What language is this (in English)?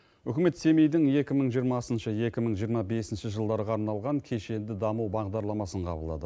Kazakh